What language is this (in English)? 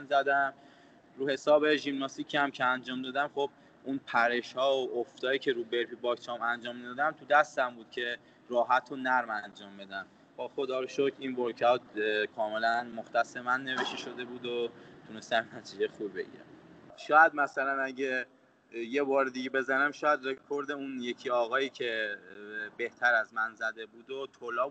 Persian